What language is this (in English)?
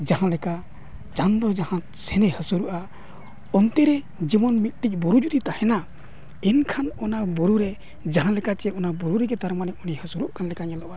Santali